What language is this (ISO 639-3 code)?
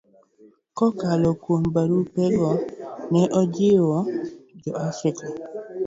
luo